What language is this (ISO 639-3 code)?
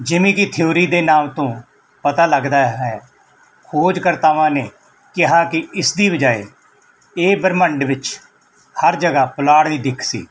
pan